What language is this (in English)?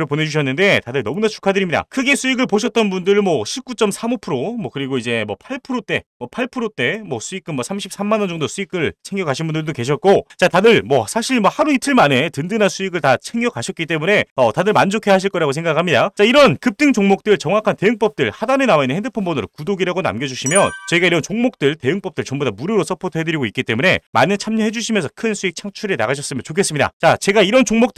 Korean